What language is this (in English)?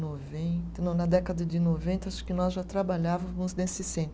Portuguese